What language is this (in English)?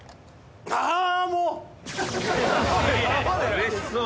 Japanese